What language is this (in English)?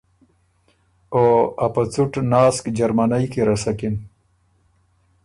Ormuri